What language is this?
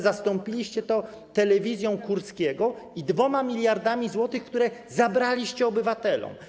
Polish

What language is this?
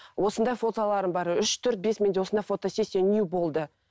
Kazakh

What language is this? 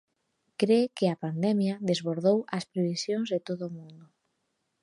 Galician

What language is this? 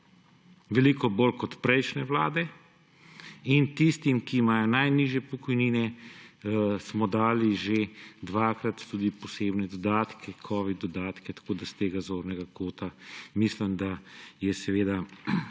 Slovenian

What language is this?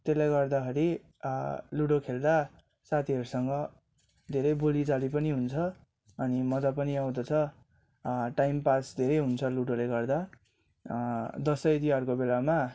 Nepali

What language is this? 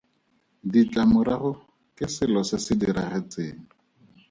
Tswana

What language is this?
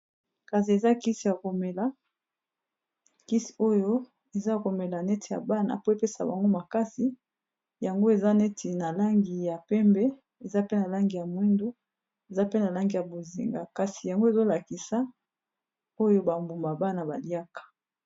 Lingala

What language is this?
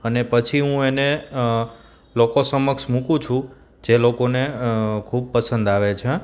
Gujarati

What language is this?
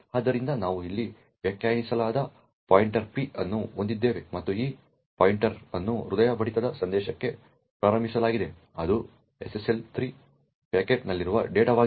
Kannada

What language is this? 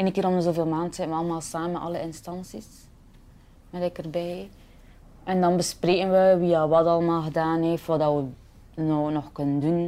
Dutch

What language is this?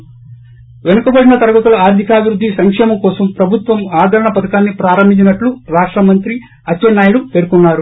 Telugu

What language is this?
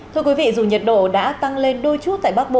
Vietnamese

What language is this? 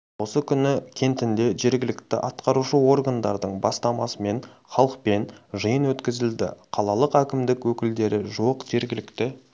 Kazakh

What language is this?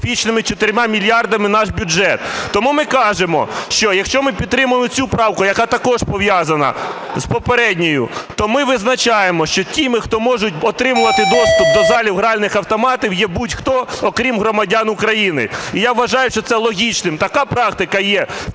Ukrainian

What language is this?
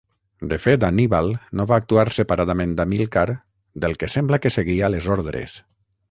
Catalan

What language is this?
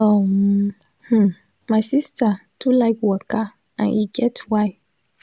Nigerian Pidgin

